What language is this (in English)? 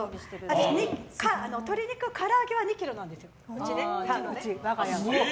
Japanese